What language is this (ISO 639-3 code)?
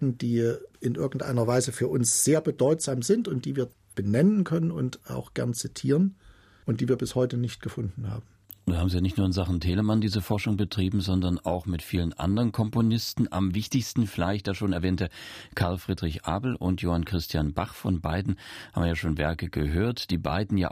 deu